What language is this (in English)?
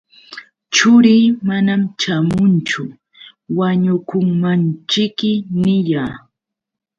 Yauyos Quechua